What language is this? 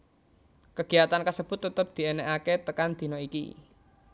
Javanese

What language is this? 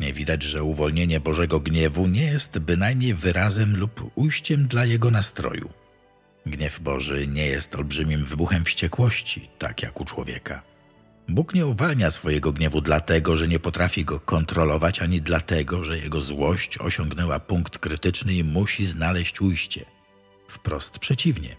Polish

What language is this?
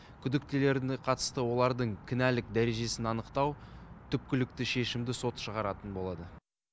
Kazakh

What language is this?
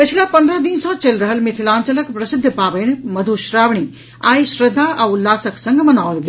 Maithili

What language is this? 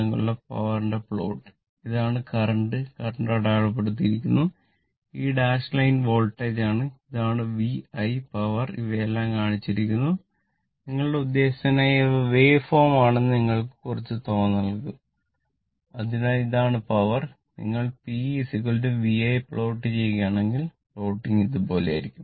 Malayalam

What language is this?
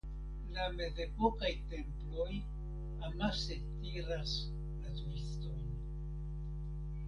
Esperanto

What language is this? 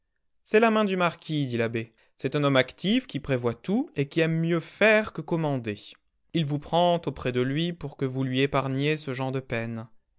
French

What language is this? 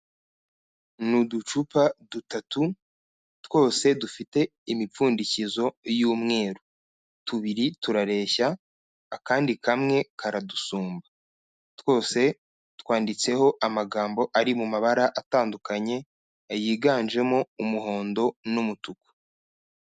Kinyarwanda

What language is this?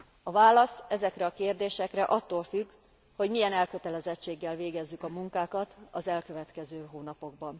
Hungarian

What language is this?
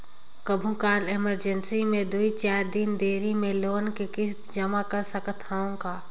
Chhattisgarhi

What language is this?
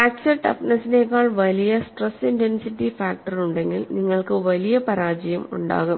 Malayalam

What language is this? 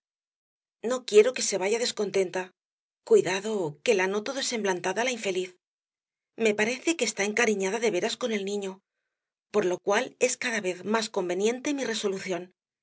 Spanish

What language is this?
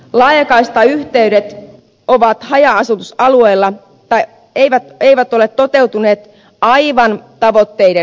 Finnish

